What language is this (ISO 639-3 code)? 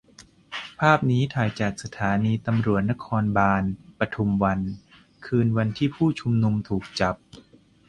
tha